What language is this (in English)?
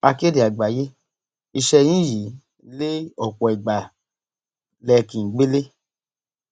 Yoruba